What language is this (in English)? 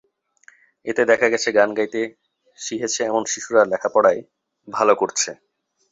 Bangla